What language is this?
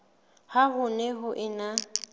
Southern Sotho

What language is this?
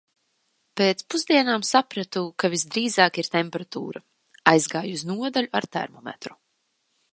Latvian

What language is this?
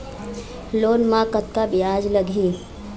Chhattisgarhi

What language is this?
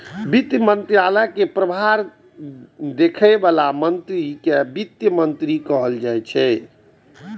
Maithili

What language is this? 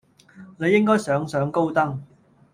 Cantonese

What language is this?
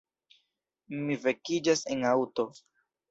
Esperanto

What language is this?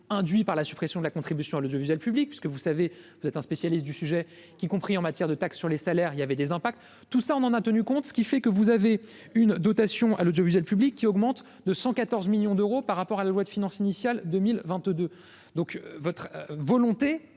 French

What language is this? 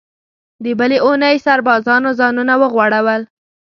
Pashto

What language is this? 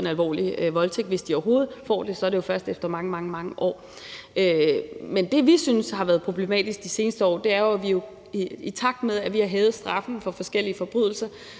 Danish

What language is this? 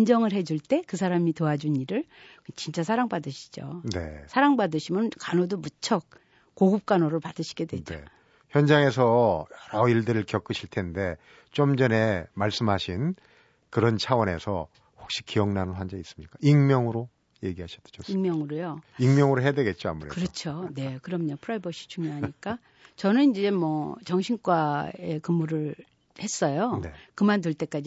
Korean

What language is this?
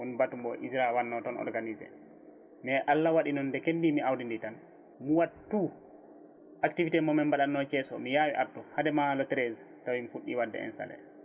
Fula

